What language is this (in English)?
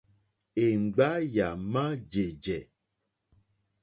Mokpwe